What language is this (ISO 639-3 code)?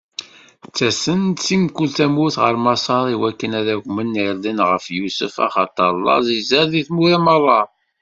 kab